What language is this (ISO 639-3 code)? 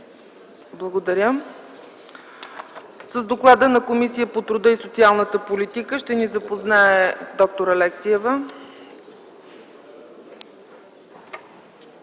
bul